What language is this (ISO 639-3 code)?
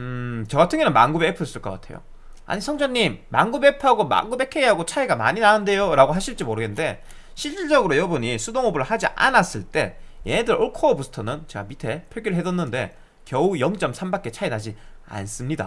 kor